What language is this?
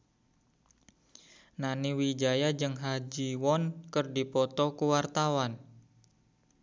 Sundanese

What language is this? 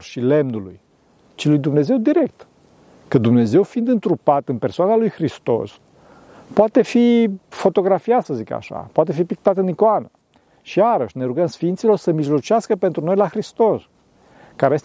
Romanian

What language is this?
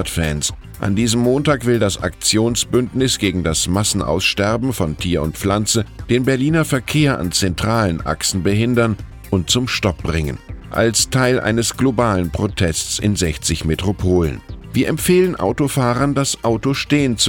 German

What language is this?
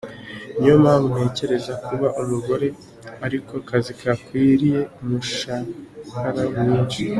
Kinyarwanda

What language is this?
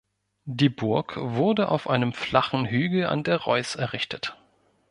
German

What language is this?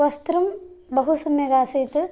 Sanskrit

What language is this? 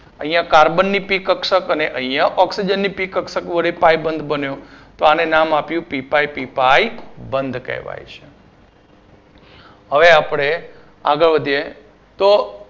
Gujarati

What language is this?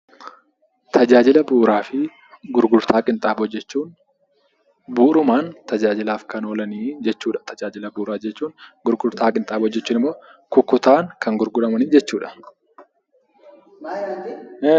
Oromo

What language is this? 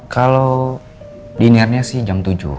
Indonesian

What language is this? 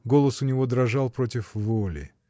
Russian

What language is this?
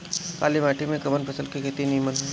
Bhojpuri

